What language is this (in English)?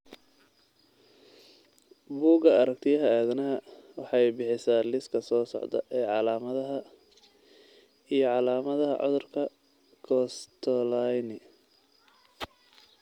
Somali